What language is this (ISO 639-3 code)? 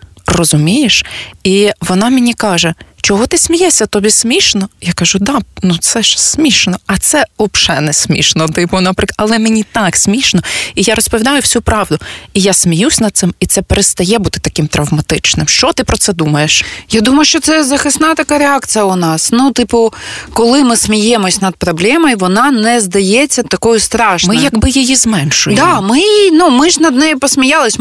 ukr